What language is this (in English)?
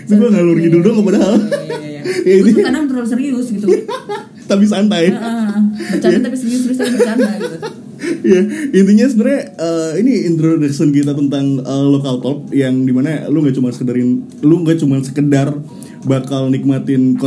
Indonesian